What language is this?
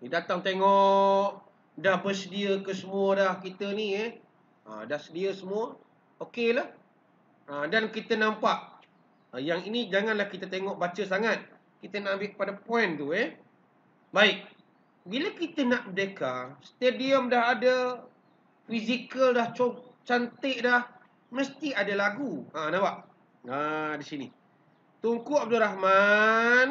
Malay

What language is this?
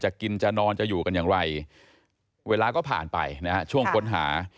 Thai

